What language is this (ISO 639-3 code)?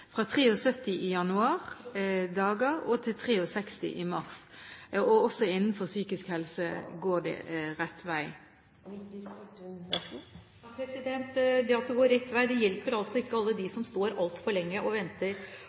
nob